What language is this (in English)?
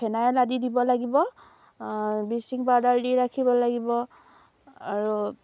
Assamese